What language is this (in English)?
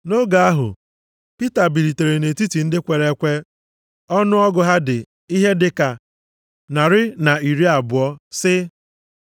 Igbo